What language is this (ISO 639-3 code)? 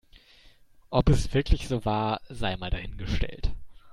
deu